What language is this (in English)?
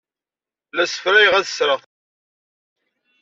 Kabyle